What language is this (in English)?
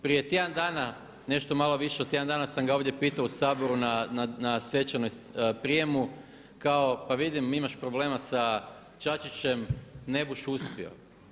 Croatian